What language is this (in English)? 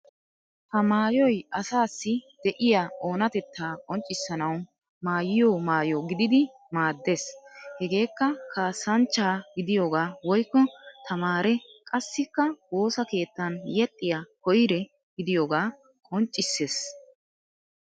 Wolaytta